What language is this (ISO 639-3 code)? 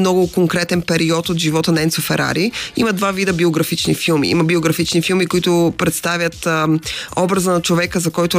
bul